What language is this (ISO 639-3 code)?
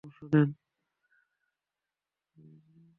ben